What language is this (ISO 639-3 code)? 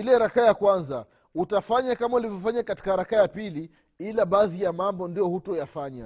swa